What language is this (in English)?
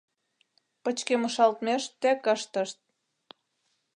Mari